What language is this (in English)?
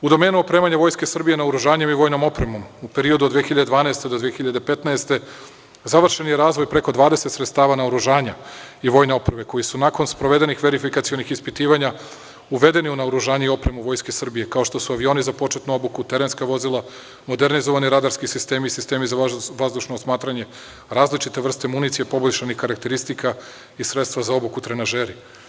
Serbian